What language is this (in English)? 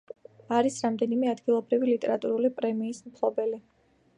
Georgian